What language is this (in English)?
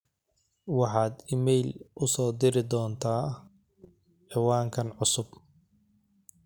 Somali